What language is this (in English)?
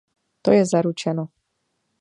Czech